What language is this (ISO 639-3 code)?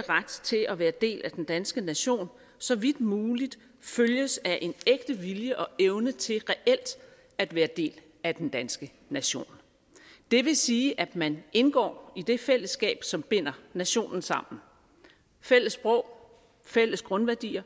dan